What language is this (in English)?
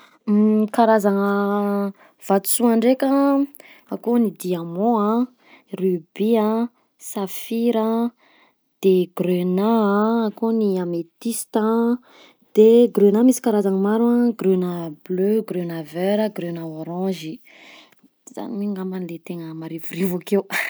Southern Betsimisaraka Malagasy